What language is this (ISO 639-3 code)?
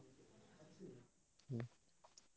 ori